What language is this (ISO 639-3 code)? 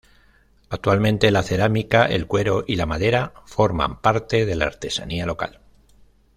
spa